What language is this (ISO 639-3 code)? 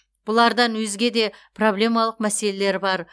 kaz